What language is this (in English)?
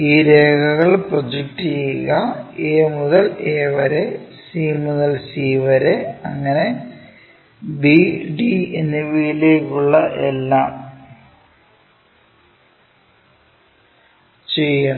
Malayalam